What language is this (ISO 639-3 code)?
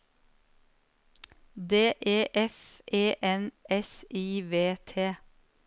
nor